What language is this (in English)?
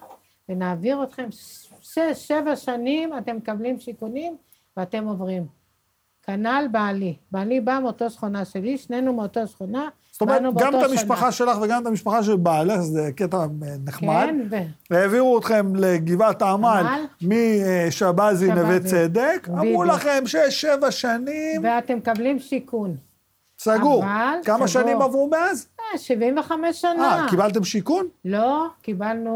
Hebrew